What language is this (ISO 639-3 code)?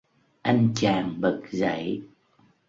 vie